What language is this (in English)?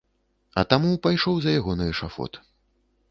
Belarusian